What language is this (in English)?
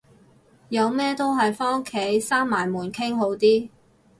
Cantonese